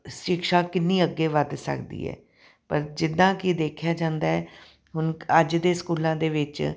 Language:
Punjabi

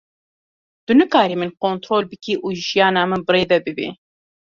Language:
Kurdish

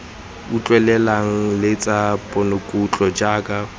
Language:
Tswana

